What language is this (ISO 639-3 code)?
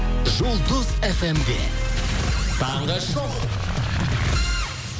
kaz